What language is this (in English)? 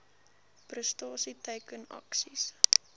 Afrikaans